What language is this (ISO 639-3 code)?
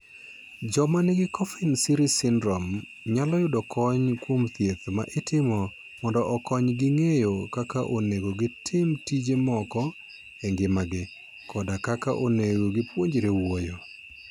luo